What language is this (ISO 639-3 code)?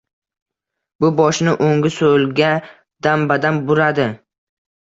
uzb